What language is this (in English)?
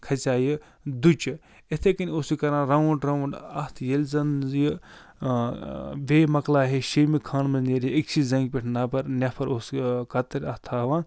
Kashmiri